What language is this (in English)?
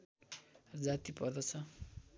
Nepali